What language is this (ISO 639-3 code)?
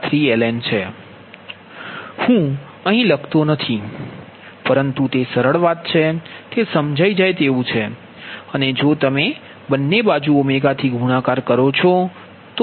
guj